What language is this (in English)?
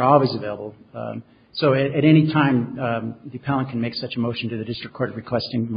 English